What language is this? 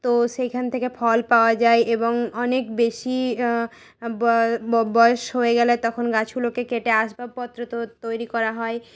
Bangla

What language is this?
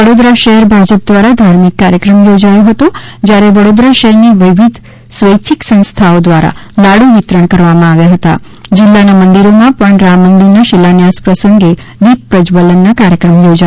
Gujarati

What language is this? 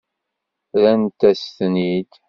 Kabyle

